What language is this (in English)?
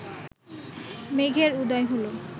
Bangla